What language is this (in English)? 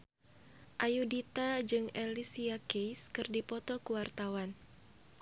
Sundanese